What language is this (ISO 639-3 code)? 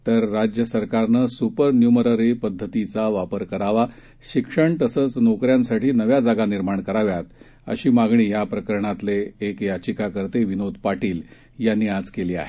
mar